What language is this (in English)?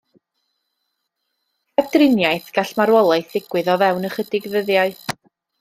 Welsh